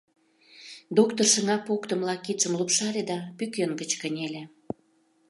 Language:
Mari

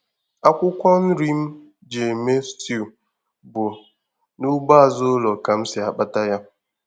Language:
Igbo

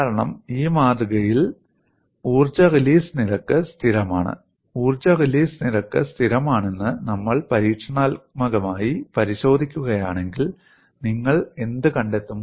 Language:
Malayalam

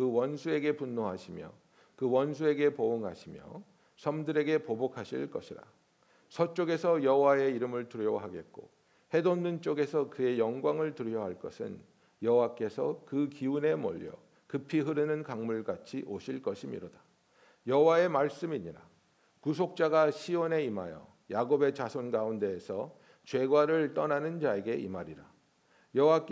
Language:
Korean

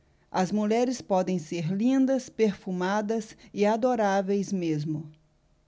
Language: Portuguese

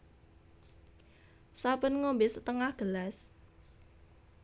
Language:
Javanese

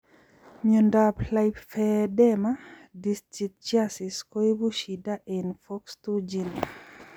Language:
Kalenjin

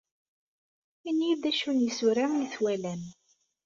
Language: Kabyle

